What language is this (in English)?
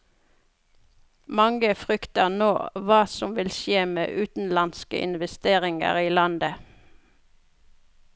Norwegian